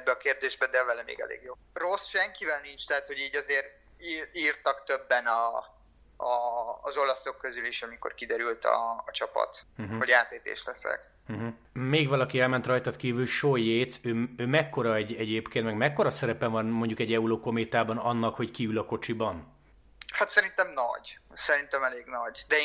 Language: Hungarian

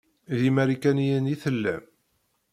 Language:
Kabyle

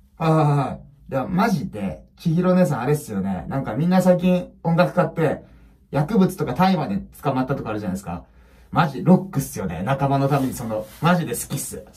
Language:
Japanese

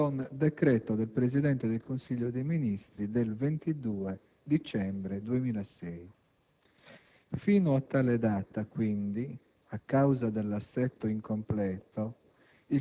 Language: Italian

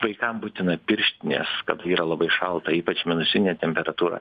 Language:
Lithuanian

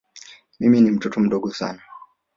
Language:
Swahili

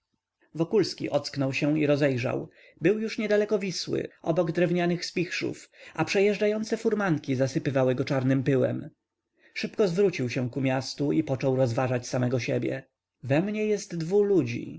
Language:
Polish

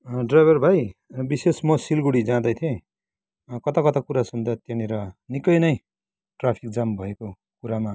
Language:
Nepali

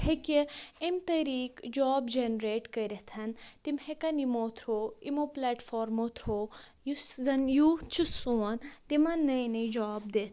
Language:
Kashmiri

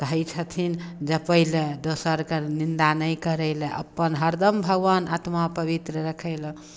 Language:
Maithili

